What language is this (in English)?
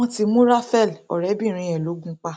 Yoruba